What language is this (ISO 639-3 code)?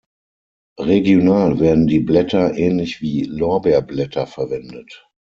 deu